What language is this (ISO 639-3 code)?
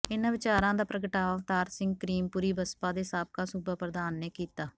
pan